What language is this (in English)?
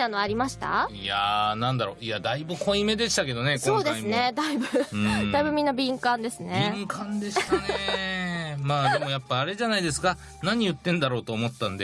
Japanese